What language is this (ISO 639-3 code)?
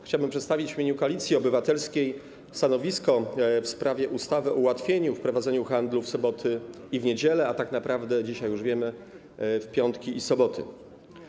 pol